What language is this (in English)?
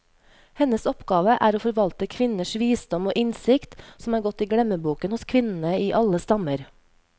Norwegian